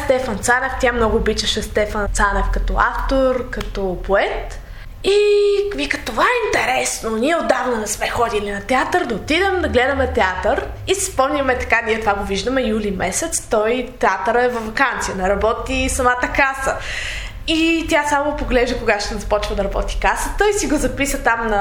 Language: Bulgarian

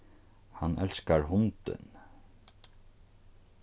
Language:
Faroese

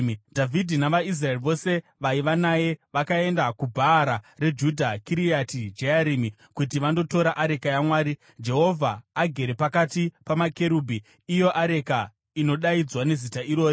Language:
Shona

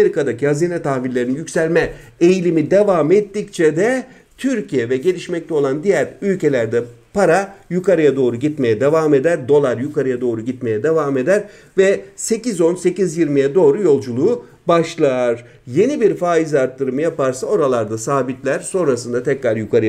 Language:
Turkish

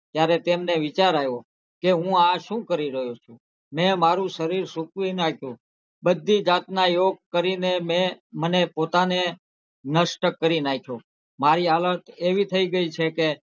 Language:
Gujarati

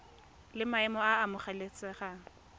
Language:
Tswana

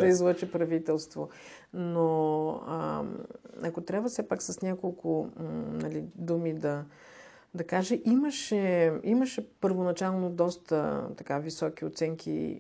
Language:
Bulgarian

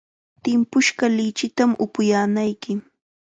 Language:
Chiquián Ancash Quechua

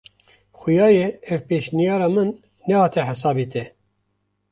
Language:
Kurdish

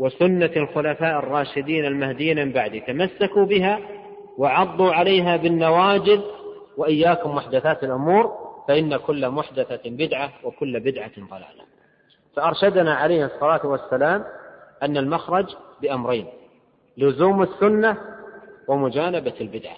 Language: Arabic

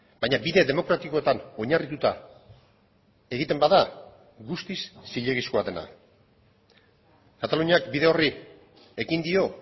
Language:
Basque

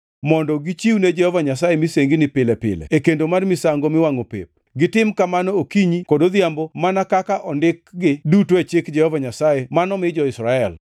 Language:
Luo (Kenya and Tanzania)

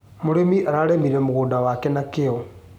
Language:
Kikuyu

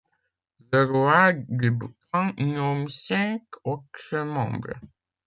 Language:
French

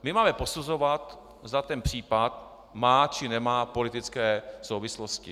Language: Czech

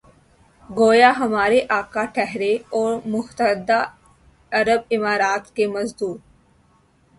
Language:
Urdu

